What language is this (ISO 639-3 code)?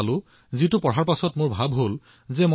asm